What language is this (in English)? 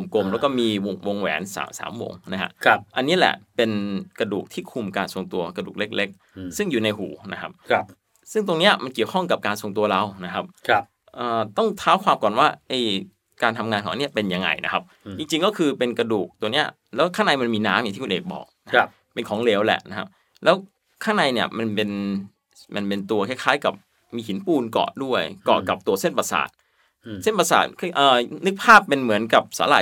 Thai